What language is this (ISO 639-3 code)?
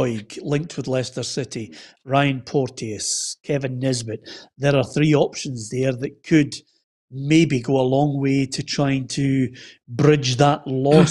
eng